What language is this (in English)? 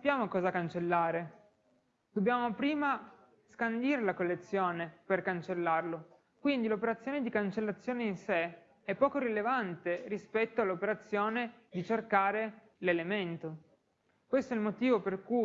Italian